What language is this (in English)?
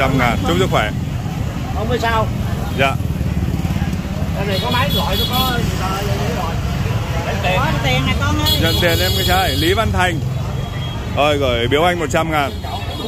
Vietnamese